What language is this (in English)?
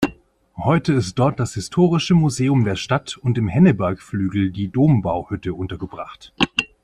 German